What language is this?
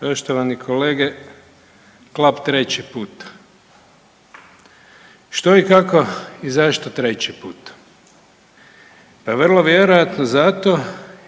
Croatian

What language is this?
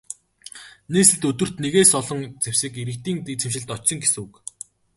Mongolian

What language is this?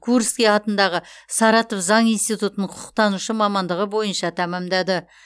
Kazakh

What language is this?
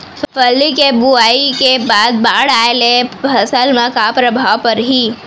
Chhattisgarhi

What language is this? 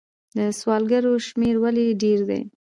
Pashto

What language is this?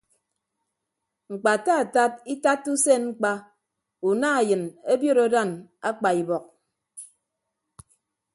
Ibibio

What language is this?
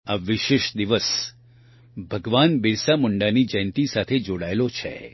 Gujarati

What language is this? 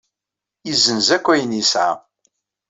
Kabyle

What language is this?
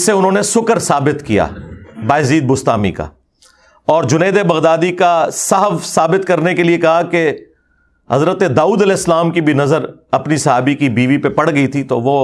Urdu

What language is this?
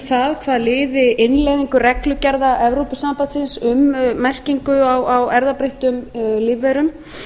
Icelandic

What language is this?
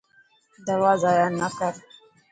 Dhatki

